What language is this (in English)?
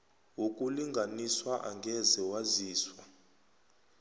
South Ndebele